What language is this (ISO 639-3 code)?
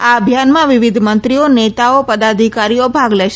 guj